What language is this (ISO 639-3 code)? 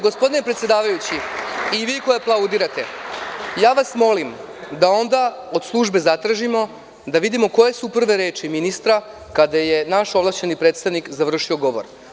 srp